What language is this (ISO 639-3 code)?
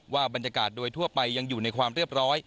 tha